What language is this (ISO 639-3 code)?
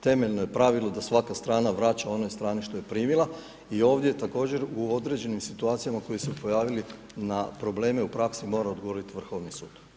hrv